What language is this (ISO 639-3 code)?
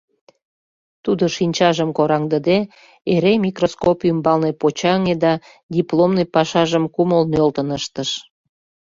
chm